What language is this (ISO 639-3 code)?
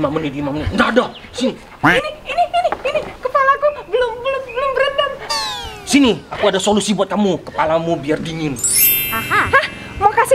ind